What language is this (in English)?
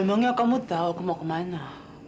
Indonesian